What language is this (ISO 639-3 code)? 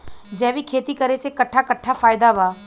bho